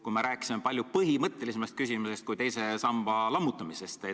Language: Estonian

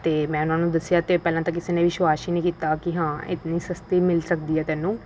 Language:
Punjabi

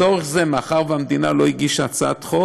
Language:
Hebrew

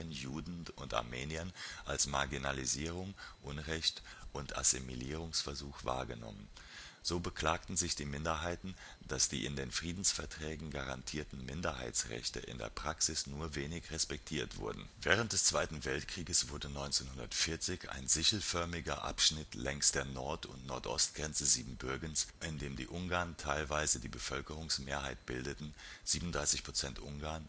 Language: German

